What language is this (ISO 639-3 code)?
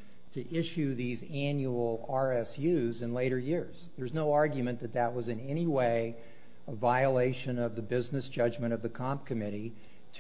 eng